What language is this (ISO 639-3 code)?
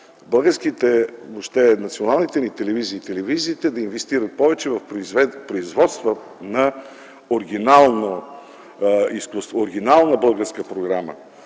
bul